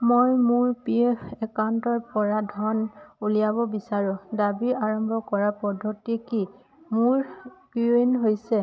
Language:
Assamese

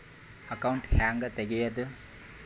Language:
Kannada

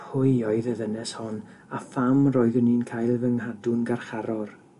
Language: Welsh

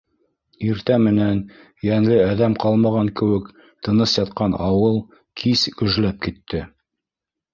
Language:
Bashkir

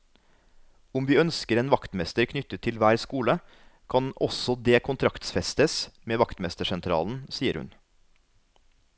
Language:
Norwegian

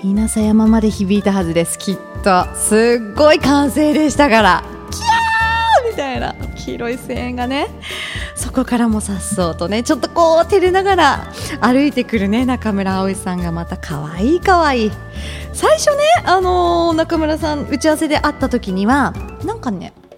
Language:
Japanese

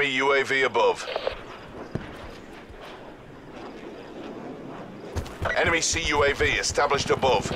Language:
English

